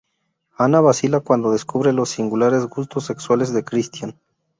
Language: Spanish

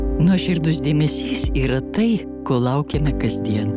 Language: Lithuanian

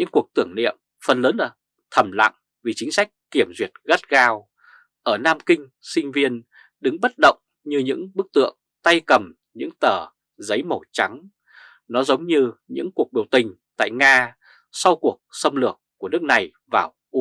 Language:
Vietnamese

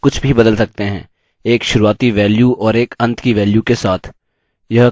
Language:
Hindi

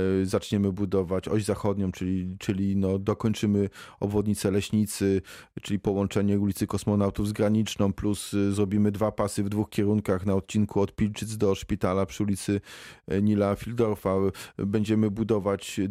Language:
Polish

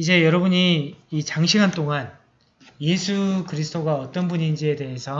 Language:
Korean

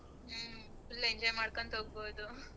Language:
Kannada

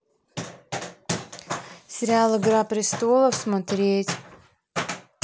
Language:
Russian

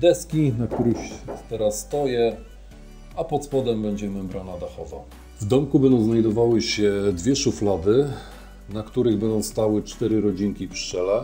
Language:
Polish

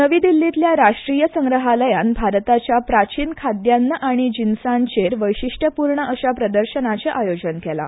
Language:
Konkani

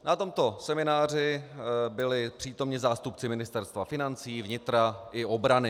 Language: Czech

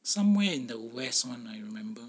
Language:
English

